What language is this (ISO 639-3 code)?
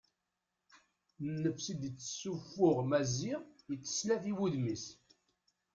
kab